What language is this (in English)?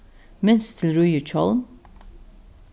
Faroese